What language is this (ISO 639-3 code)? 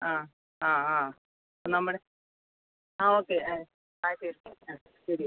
mal